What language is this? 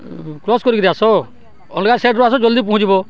Odia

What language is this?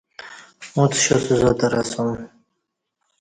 Kati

